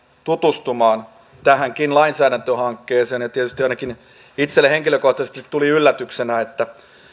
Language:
Finnish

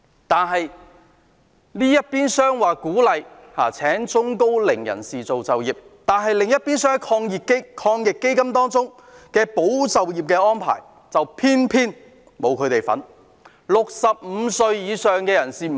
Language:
Cantonese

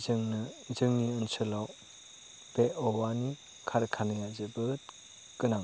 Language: Bodo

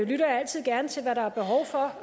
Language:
Danish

